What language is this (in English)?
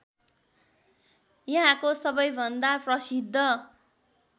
Nepali